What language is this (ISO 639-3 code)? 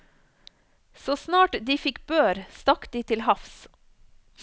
nor